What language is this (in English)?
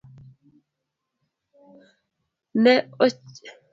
Luo (Kenya and Tanzania)